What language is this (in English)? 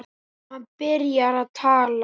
Icelandic